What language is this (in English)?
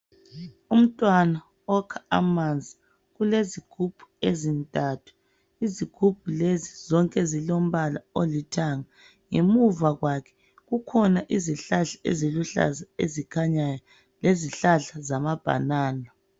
North Ndebele